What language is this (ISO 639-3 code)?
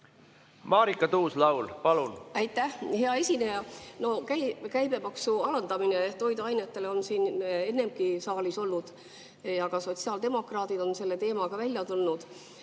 est